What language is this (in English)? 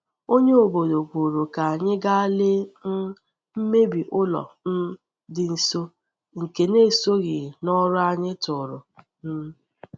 Igbo